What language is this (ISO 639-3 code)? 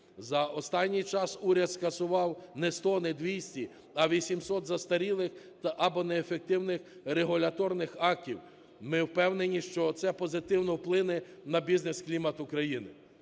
ukr